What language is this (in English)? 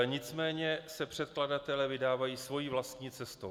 Czech